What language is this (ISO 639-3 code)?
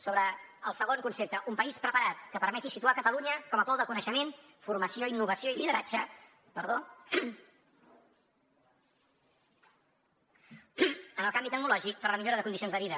cat